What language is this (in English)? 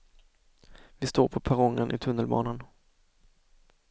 Swedish